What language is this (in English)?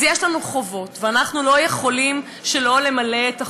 Hebrew